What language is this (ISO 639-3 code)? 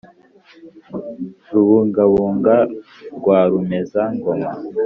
kin